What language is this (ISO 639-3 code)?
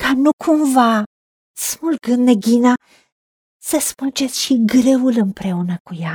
ron